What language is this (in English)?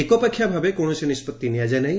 Odia